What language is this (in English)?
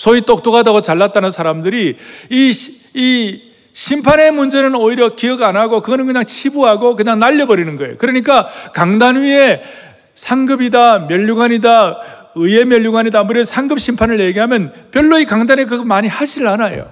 Korean